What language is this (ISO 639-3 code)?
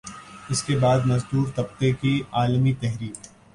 urd